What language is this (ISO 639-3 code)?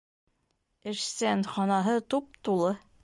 bak